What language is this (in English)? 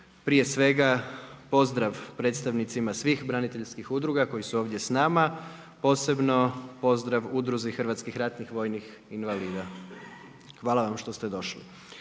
Croatian